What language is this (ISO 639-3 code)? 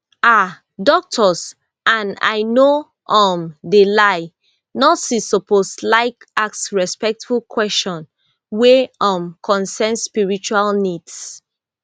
pcm